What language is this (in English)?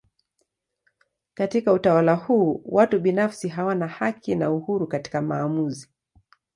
Swahili